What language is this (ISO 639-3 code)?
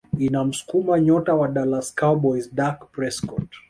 swa